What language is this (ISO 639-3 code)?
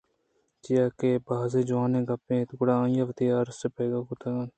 bgp